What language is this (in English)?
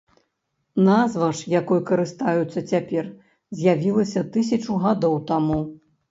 Belarusian